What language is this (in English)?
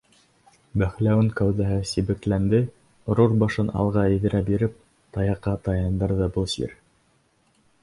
Bashkir